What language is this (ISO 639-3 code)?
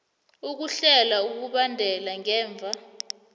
nbl